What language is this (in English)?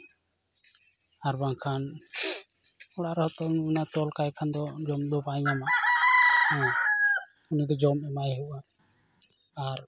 Santali